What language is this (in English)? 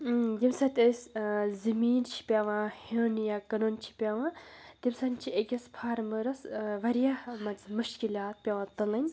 Kashmiri